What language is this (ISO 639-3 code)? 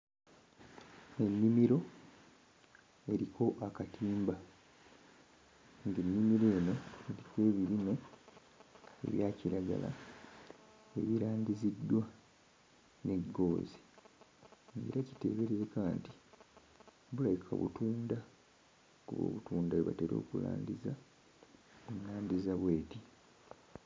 lug